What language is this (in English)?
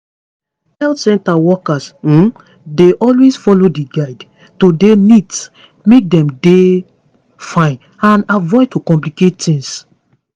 Nigerian Pidgin